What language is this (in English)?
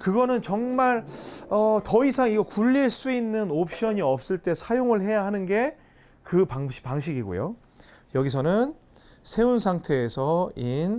Korean